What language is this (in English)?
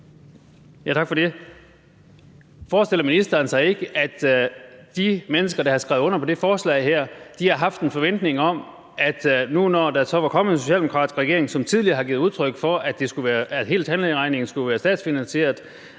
Danish